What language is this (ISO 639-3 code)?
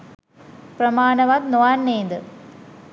sin